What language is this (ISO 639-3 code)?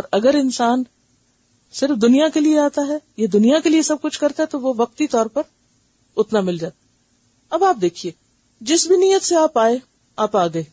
urd